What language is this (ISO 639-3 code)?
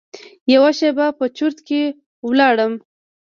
pus